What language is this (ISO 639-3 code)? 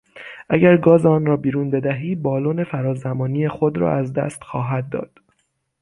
fas